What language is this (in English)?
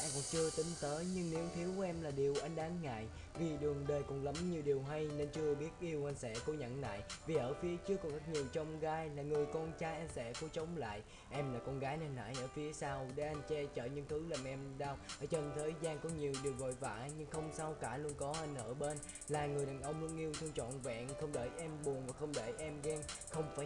Vietnamese